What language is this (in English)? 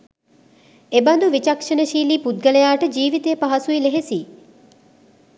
Sinhala